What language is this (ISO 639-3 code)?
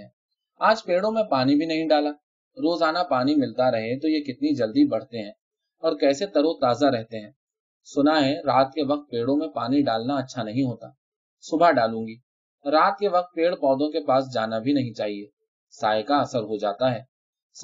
urd